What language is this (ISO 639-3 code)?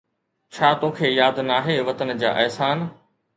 snd